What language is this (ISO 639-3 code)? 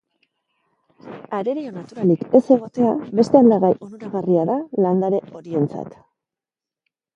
eus